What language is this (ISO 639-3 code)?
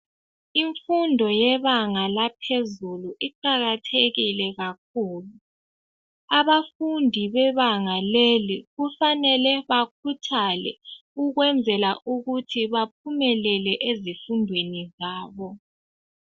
nde